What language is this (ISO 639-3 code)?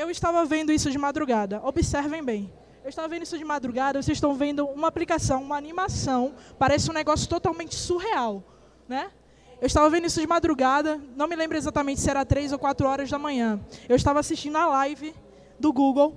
por